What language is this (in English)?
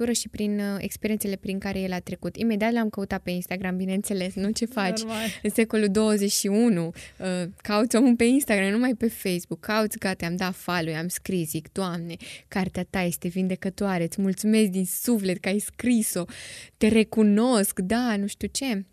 Romanian